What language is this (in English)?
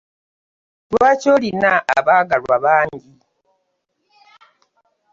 Ganda